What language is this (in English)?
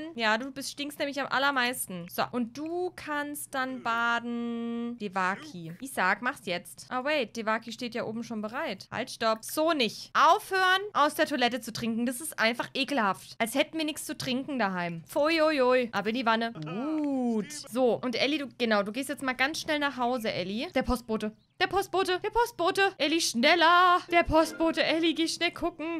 German